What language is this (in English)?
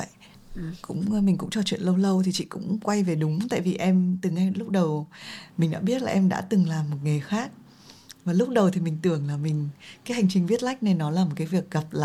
Vietnamese